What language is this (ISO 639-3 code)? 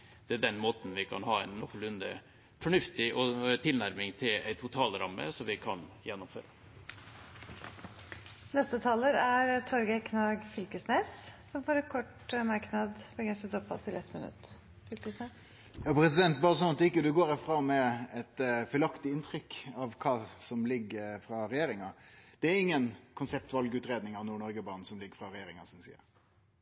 nor